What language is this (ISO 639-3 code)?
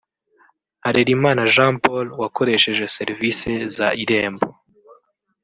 kin